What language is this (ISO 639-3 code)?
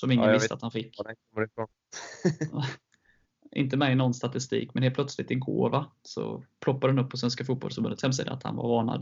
swe